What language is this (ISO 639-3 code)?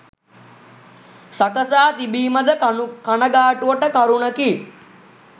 sin